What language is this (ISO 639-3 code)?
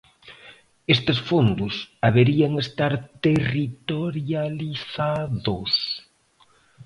glg